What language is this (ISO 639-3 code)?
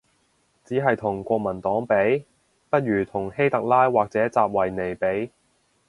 yue